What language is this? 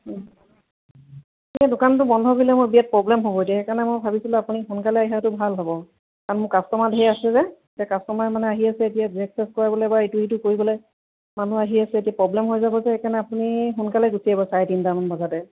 Assamese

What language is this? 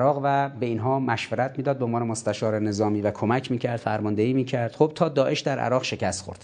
Persian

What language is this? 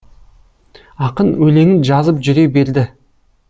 Kazakh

